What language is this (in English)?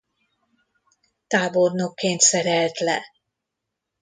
Hungarian